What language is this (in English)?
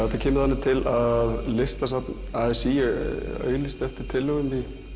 Icelandic